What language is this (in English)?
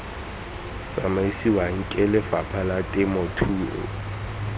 Tswana